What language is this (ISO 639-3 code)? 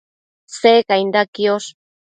mcf